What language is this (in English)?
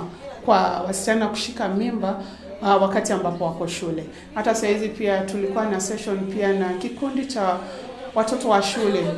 Swahili